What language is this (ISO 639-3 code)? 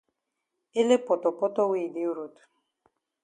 wes